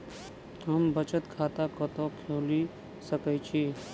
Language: Maithili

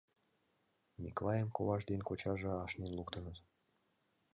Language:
Mari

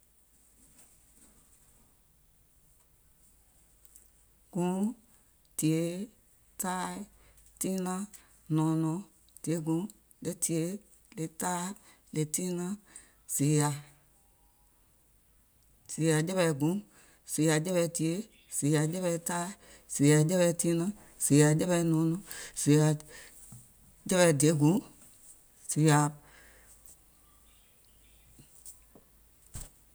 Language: Gola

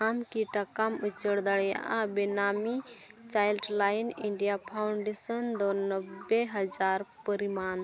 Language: Santali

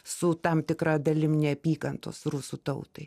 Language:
Lithuanian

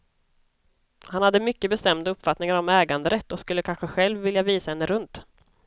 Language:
Swedish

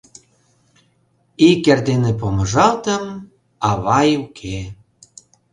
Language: Mari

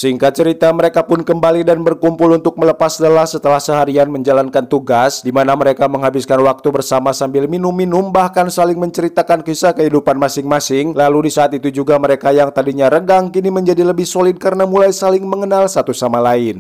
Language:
Indonesian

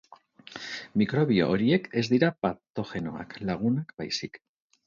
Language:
Basque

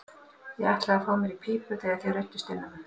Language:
Icelandic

